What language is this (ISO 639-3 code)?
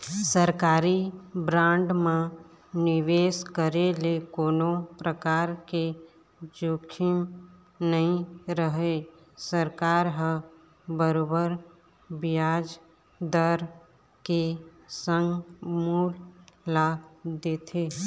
hne